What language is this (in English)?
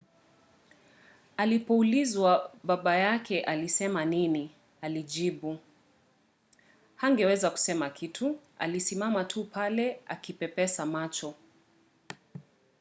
Swahili